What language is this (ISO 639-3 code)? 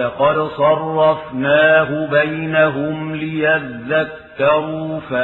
ara